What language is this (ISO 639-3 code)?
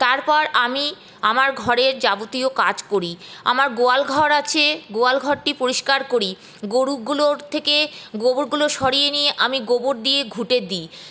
ben